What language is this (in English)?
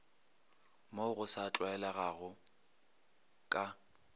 Northern Sotho